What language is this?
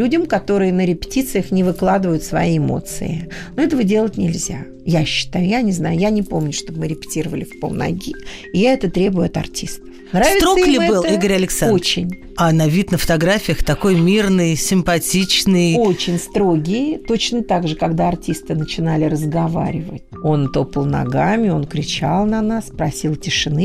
Russian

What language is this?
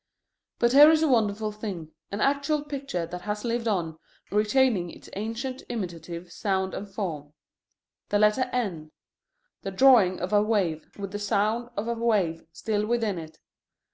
English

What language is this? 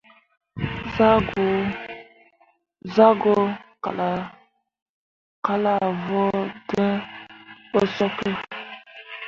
Mundang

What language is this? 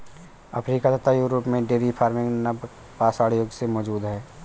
Hindi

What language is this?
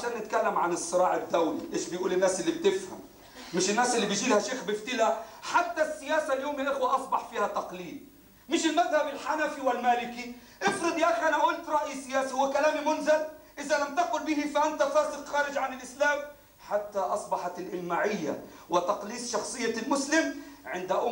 Arabic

